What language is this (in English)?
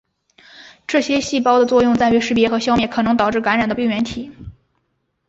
Chinese